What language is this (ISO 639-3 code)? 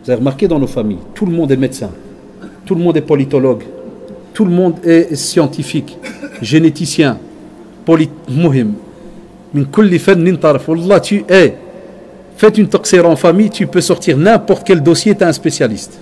fra